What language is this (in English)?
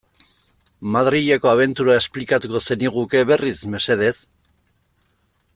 Basque